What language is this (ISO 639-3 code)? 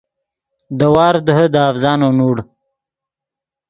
ydg